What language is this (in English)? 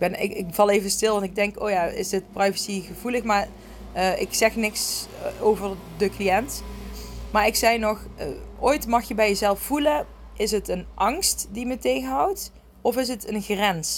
Dutch